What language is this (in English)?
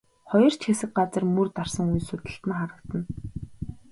Mongolian